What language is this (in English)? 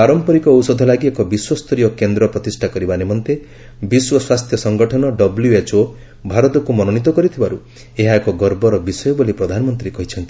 Odia